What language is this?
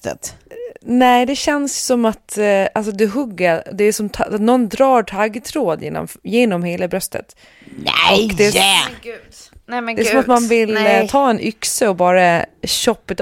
Swedish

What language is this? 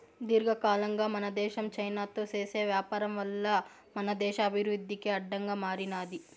Telugu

